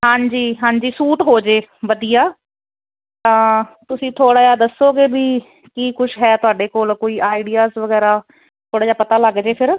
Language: Punjabi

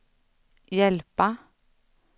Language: Swedish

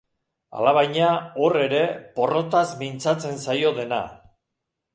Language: Basque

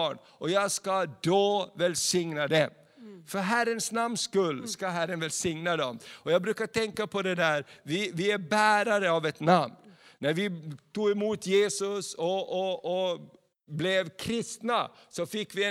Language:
Swedish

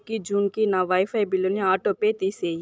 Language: Telugu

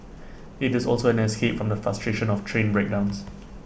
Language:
English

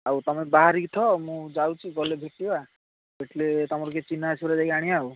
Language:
Odia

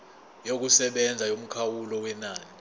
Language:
Zulu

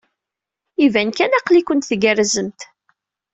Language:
Kabyle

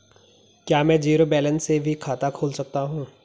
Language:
Hindi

